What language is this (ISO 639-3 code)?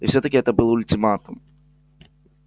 rus